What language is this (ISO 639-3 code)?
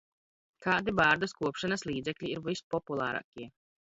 lav